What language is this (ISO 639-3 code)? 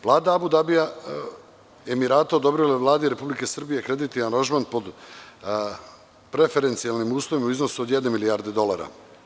srp